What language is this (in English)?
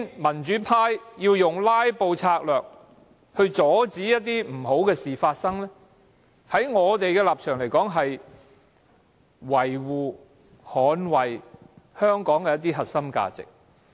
Cantonese